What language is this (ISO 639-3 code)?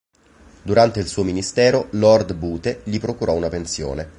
ita